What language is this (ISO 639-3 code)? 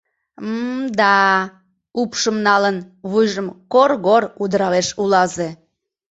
chm